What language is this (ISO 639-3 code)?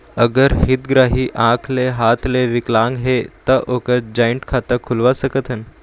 hne